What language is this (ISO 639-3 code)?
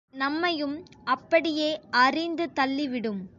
tam